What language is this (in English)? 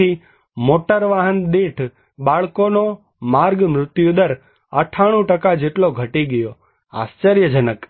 Gujarati